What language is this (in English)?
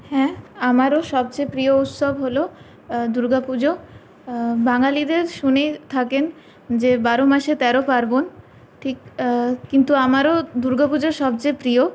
Bangla